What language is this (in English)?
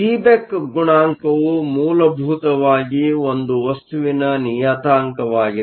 Kannada